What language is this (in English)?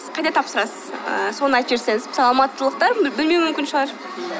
Kazakh